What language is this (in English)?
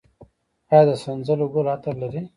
Pashto